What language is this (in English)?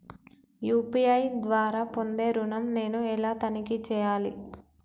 Telugu